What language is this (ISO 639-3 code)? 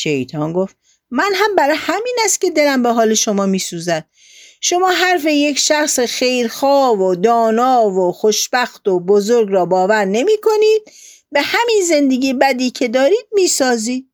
fas